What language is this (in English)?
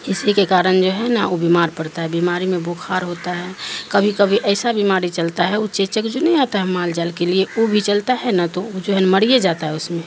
Urdu